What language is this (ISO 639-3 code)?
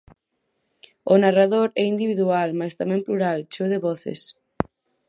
glg